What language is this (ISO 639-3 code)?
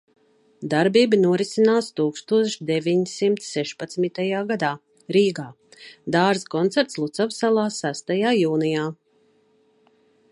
lav